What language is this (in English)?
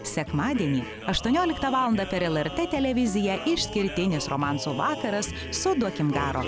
Lithuanian